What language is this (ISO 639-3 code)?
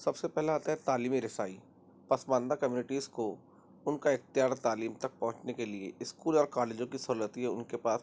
urd